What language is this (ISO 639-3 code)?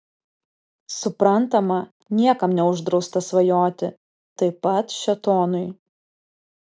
lit